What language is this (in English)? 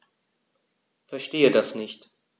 German